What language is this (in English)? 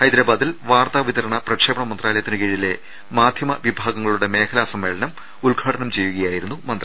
Malayalam